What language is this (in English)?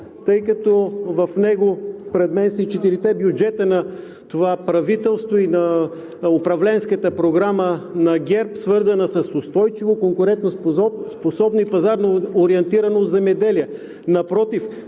Bulgarian